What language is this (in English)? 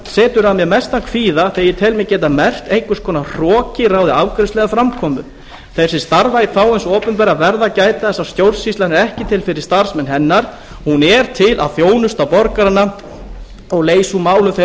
Icelandic